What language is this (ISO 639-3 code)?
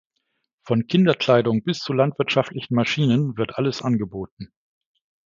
deu